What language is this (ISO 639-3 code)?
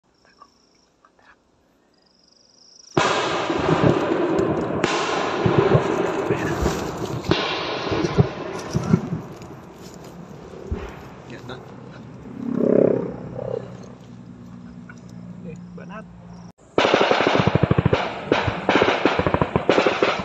ara